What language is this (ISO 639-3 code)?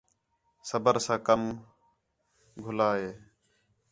xhe